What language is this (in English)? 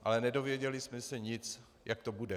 Czech